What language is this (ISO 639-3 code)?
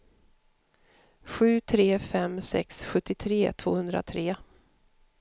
swe